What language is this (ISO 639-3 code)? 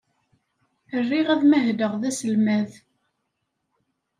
kab